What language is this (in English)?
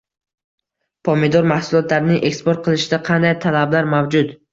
Uzbek